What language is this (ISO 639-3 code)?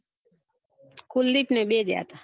guj